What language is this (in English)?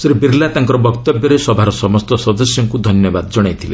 Odia